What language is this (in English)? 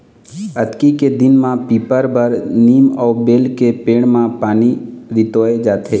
Chhattisgarhi